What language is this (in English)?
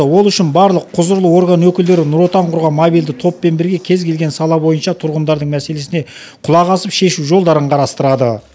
Kazakh